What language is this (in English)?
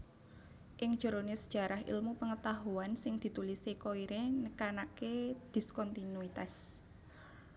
Javanese